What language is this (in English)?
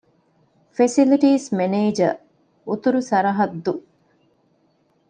Divehi